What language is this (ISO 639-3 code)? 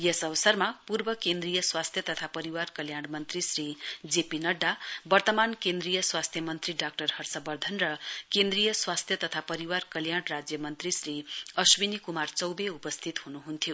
nep